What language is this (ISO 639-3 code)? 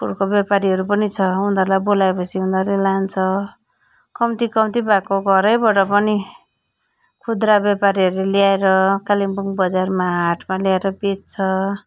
nep